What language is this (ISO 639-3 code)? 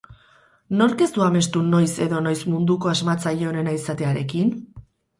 eus